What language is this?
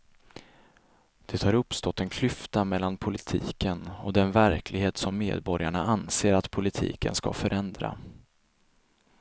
Swedish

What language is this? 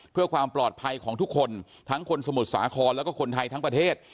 Thai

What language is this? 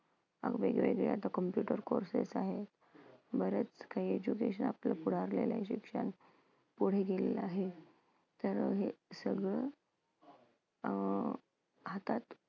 Marathi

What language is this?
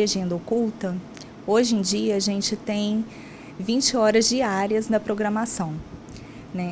Portuguese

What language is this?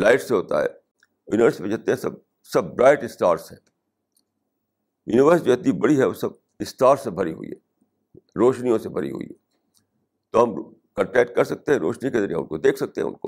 Urdu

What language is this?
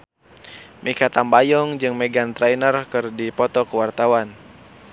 Sundanese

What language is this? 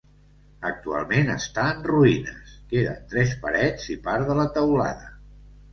Catalan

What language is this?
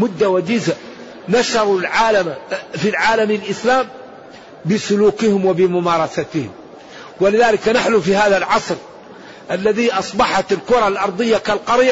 Arabic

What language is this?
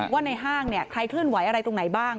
Thai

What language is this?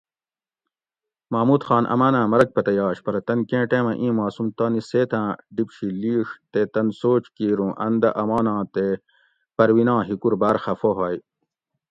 Gawri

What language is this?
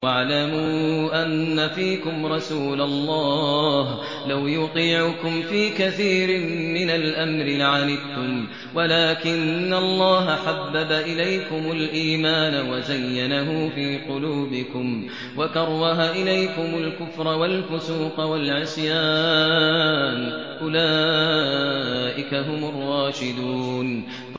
Arabic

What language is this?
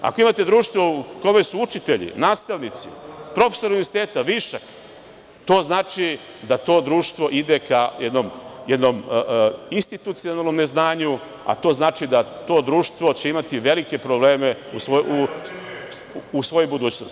Serbian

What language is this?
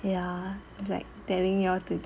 English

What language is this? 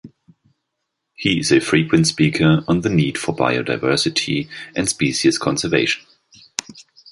English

